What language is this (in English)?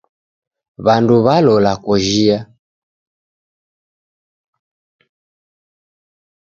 Taita